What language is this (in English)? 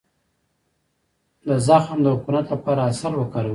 Pashto